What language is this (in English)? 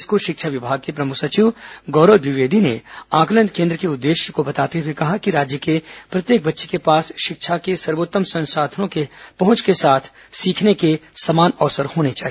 Hindi